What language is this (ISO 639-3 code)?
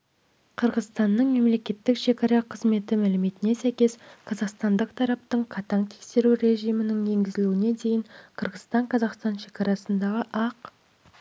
kaz